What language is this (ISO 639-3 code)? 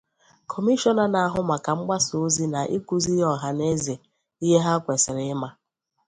ibo